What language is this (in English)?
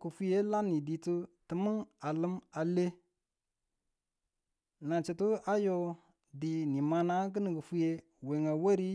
Tula